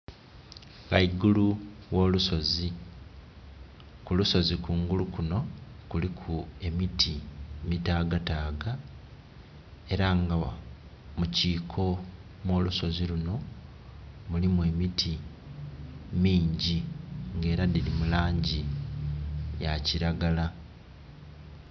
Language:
Soga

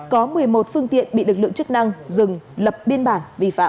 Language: Vietnamese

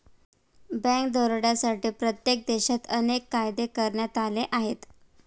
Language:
Marathi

